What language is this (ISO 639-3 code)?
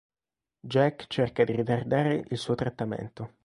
ita